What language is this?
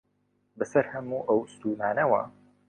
Central Kurdish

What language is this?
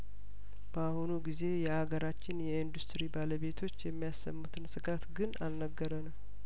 Amharic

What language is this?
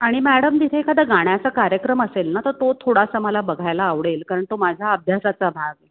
Marathi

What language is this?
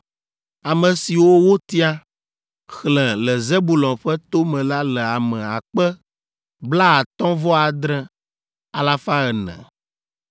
Ewe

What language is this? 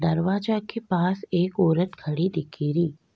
Rajasthani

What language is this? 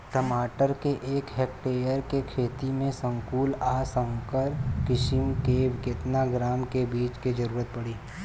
Bhojpuri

